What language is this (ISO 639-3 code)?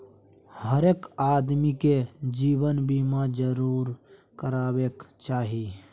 mai